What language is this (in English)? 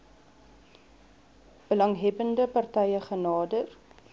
Afrikaans